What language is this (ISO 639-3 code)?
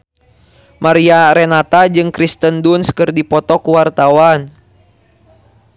sun